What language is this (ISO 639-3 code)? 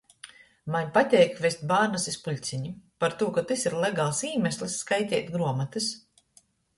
ltg